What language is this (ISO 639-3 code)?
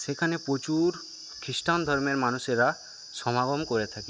ben